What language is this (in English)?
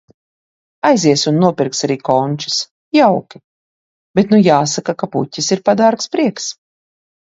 Latvian